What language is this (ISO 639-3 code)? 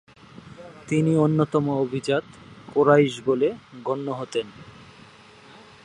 ben